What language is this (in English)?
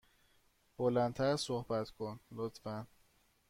Persian